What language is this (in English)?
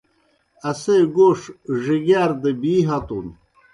Kohistani Shina